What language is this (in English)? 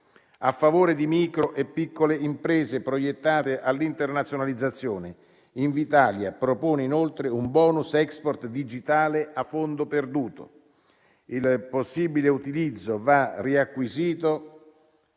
Italian